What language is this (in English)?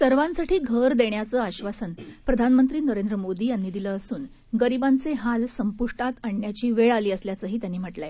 Marathi